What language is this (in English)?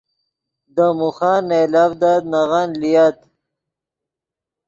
Yidgha